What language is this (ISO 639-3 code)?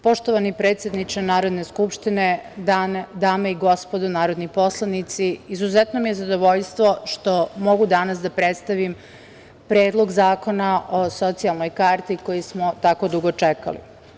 srp